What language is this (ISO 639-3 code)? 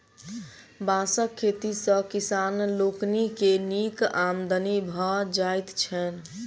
mai